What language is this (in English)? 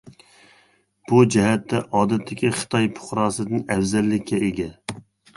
Uyghur